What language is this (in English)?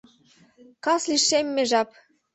Mari